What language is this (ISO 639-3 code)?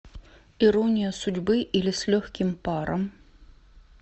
rus